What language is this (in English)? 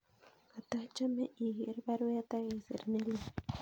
Kalenjin